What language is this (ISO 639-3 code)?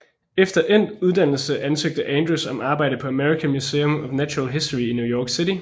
dan